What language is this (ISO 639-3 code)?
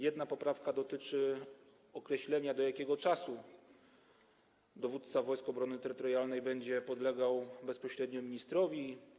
pol